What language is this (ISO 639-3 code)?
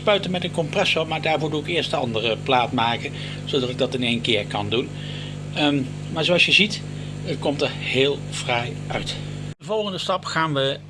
nld